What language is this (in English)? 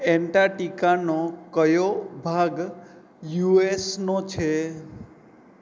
Gujarati